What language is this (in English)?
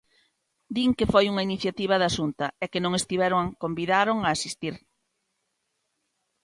Galician